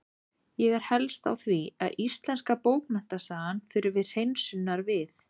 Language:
Icelandic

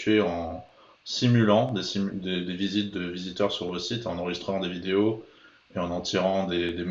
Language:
French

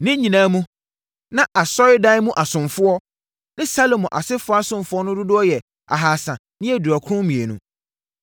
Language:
Akan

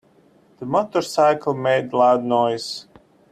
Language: English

